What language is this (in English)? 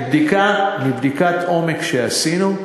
Hebrew